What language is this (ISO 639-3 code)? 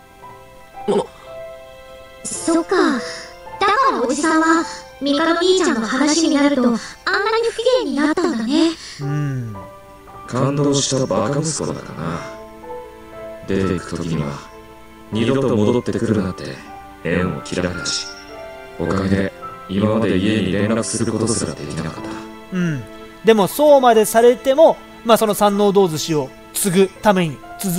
jpn